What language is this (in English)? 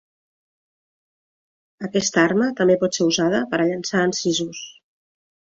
Catalan